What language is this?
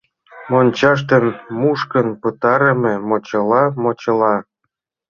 Mari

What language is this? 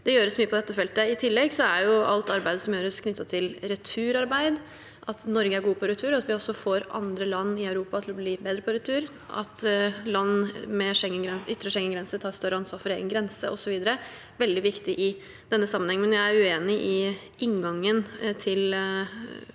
Norwegian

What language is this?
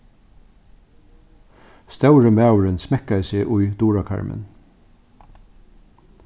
Faroese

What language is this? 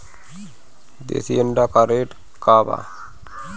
Bhojpuri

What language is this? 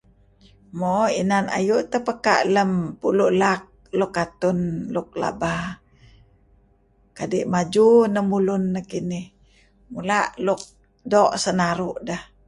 Kelabit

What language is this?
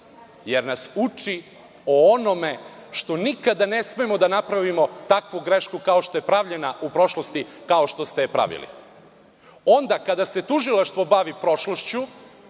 Serbian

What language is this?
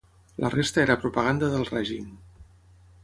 Catalan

